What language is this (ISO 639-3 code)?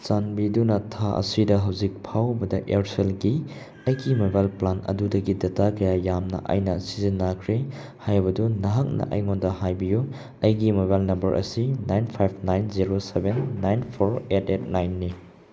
mni